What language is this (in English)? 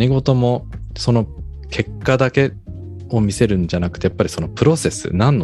Japanese